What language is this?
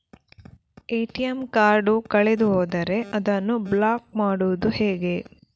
Kannada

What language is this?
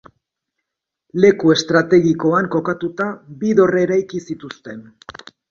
Basque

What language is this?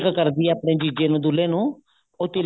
Punjabi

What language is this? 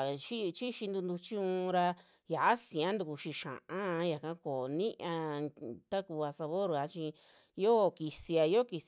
Western Juxtlahuaca Mixtec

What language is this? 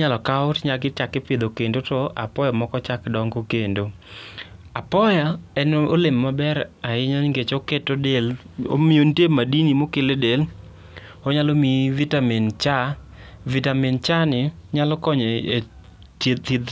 Luo (Kenya and Tanzania)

